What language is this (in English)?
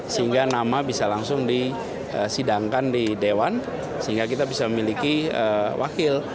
Indonesian